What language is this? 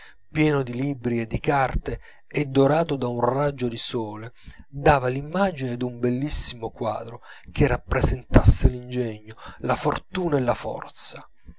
Italian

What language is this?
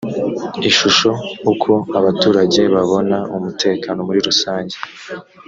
Kinyarwanda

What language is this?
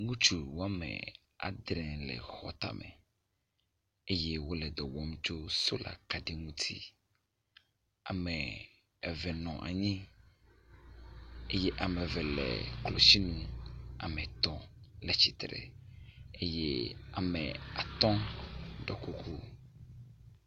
Ewe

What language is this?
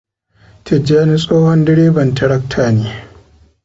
Hausa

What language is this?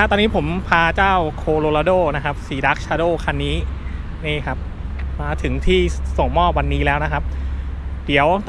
Thai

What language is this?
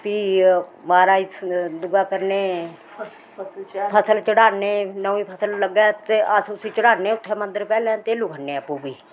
Dogri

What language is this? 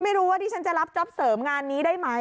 Thai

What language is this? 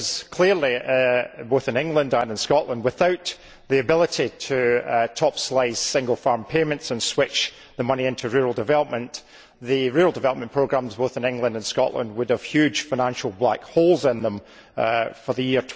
English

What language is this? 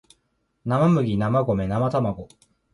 Japanese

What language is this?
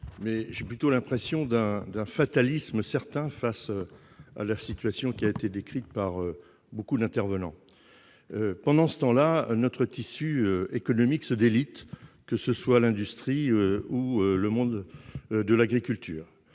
French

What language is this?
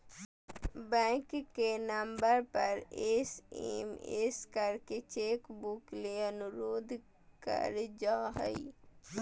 Magahi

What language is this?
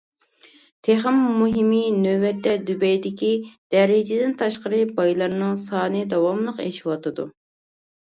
Uyghur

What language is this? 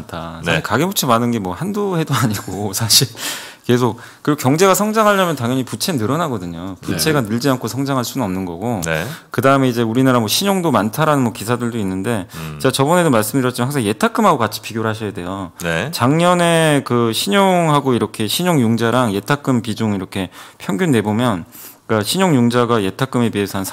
Korean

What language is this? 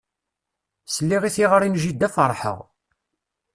Kabyle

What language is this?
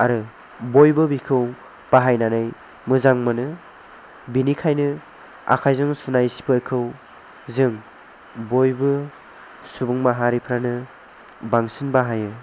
Bodo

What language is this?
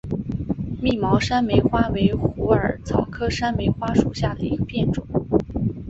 Chinese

